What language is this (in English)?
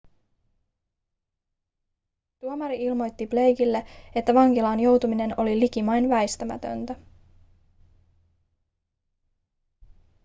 Finnish